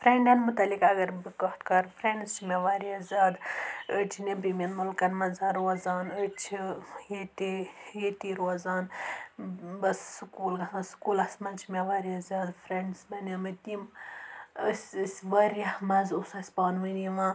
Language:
Kashmiri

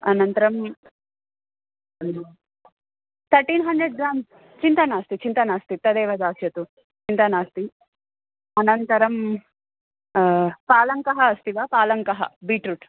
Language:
Sanskrit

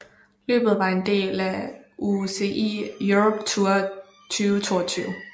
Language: Danish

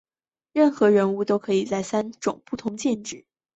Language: Chinese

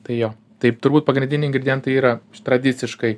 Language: Lithuanian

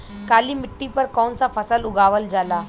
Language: Bhojpuri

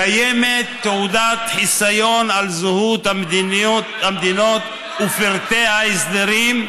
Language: Hebrew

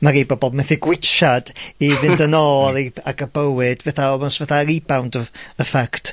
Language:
Welsh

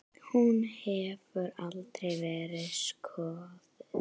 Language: Icelandic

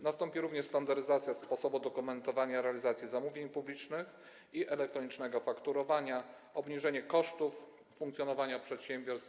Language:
Polish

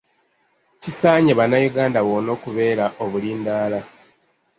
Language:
Ganda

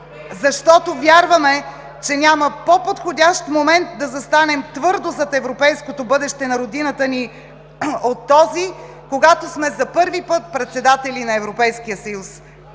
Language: Bulgarian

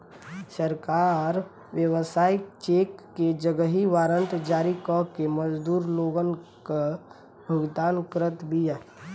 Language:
Bhojpuri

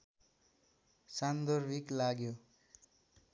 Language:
Nepali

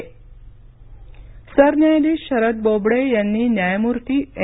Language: Marathi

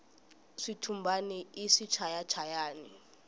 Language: Tsonga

